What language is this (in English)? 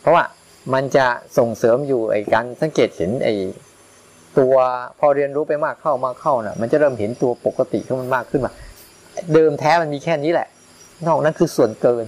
Thai